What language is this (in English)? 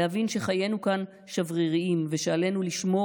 Hebrew